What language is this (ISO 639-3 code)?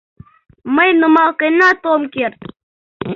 chm